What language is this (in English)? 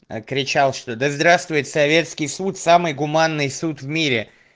Russian